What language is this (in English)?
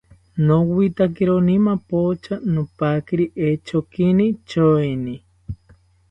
South Ucayali Ashéninka